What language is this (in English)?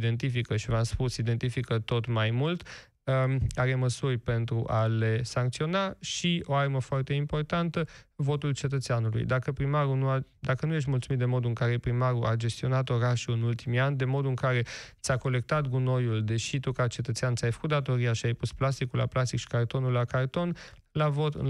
Romanian